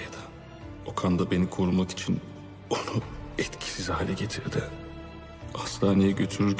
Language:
Turkish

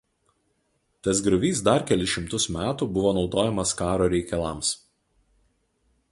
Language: Lithuanian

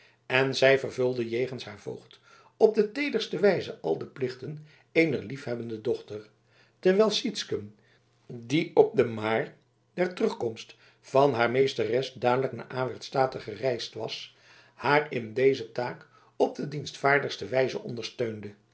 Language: Dutch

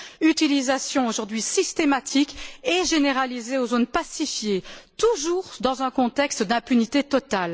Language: French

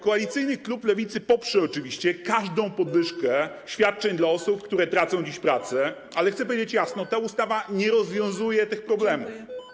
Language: Polish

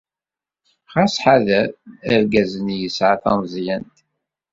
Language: Kabyle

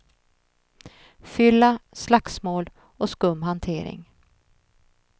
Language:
Swedish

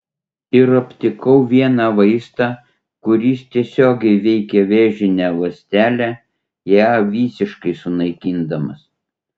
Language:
Lithuanian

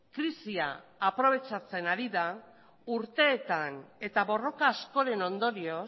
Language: Basque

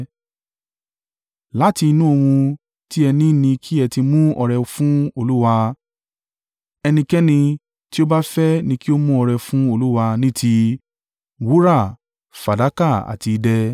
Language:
Yoruba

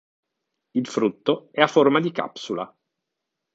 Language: Italian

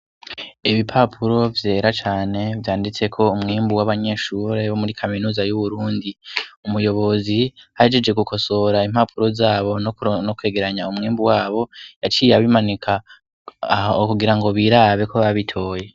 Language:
Rundi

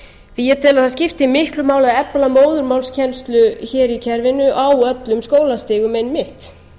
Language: Icelandic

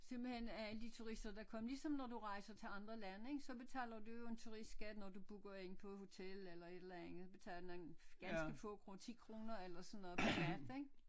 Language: Danish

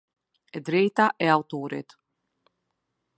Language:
Albanian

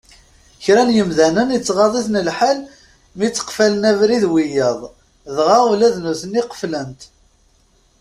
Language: Kabyle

